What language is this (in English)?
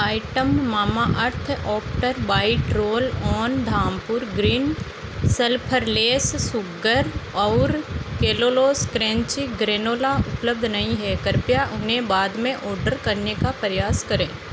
Hindi